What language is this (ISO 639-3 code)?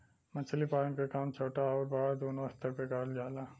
bho